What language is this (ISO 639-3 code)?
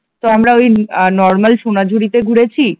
ben